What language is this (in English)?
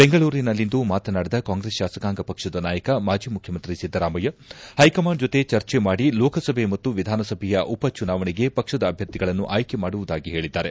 Kannada